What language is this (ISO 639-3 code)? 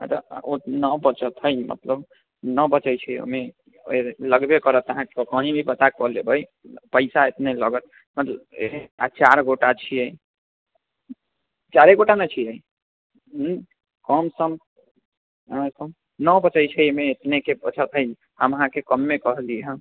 mai